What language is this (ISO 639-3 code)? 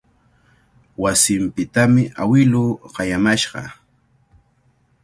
qvl